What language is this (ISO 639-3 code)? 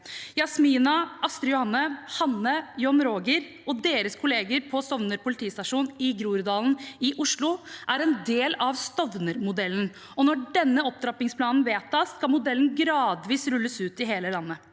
nor